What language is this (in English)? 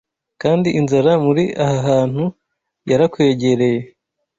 Kinyarwanda